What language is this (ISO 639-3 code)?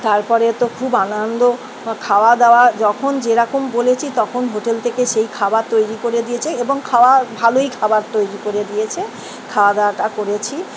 ben